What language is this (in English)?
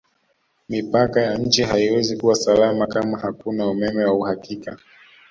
Swahili